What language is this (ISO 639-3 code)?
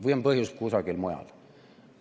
est